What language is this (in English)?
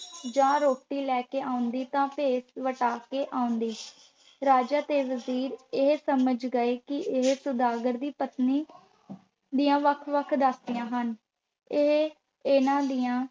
Punjabi